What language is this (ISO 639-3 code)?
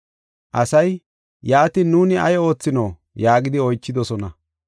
gof